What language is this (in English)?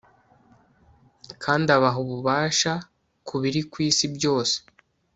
Kinyarwanda